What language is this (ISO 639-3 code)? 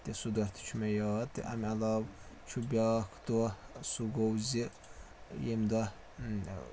kas